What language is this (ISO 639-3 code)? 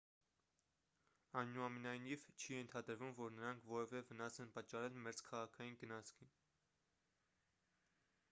hye